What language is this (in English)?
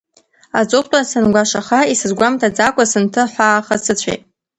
Abkhazian